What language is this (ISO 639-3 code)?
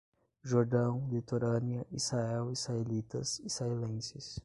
por